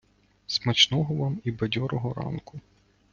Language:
Ukrainian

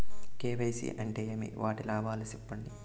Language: Telugu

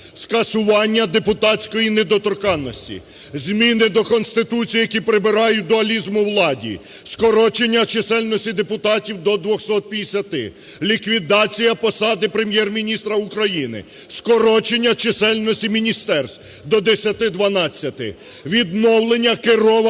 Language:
Ukrainian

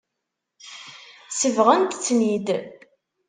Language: Kabyle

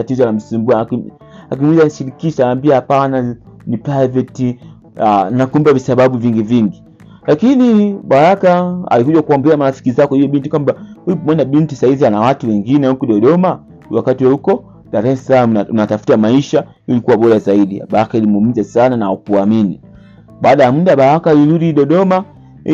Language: Swahili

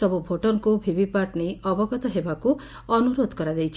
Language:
Odia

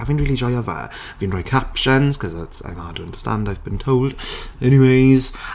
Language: Welsh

